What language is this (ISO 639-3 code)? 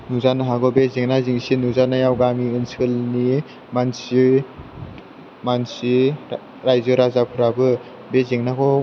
brx